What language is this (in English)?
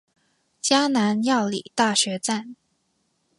Chinese